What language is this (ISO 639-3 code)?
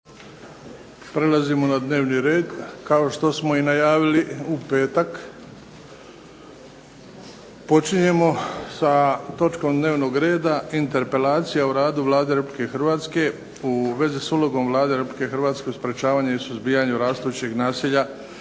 hrv